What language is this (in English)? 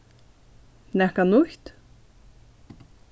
Faroese